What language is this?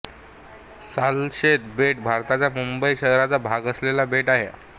Marathi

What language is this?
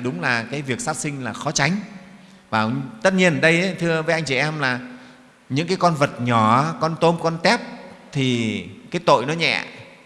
Vietnamese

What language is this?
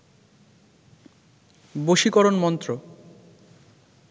Bangla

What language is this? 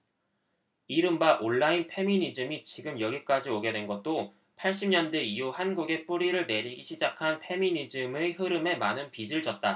Korean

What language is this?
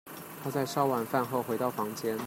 Chinese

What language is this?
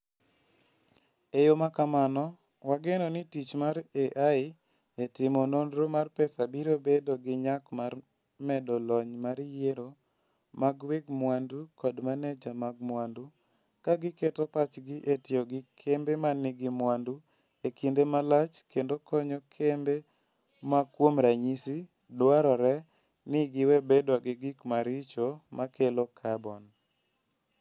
Luo (Kenya and Tanzania)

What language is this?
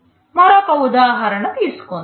Telugu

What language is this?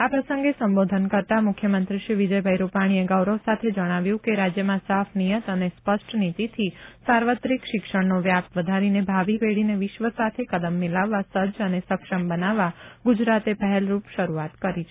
Gujarati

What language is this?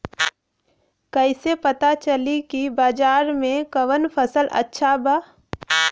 Bhojpuri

